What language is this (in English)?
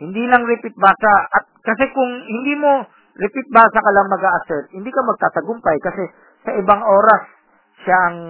Filipino